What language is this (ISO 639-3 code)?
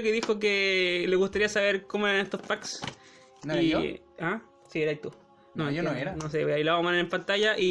spa